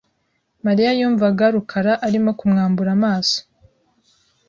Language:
Kinyarwanda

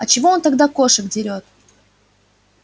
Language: Russian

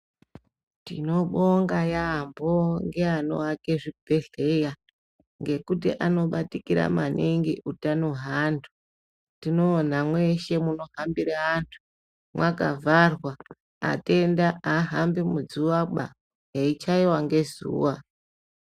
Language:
Ndau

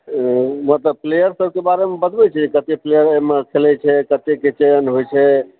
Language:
Maithili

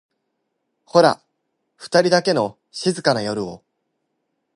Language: Japanese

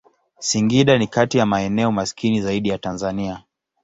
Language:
Swahili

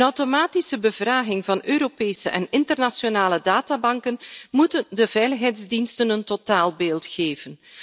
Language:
Dutch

